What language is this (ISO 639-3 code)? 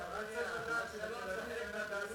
heb